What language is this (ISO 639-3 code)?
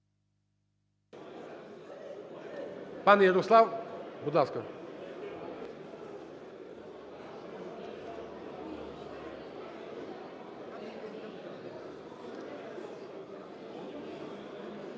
ukr